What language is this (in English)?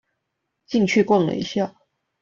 Chinese